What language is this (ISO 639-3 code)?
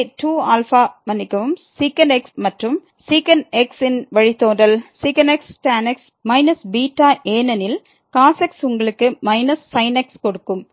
tam